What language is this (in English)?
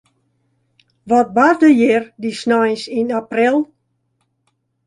Western Frisian